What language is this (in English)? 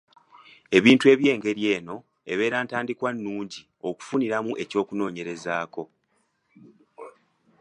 Ganda